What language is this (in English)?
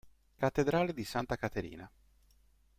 Italian